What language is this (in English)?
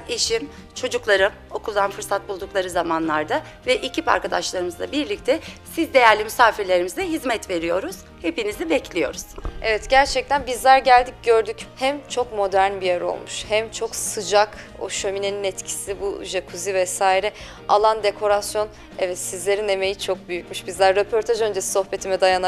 Turkish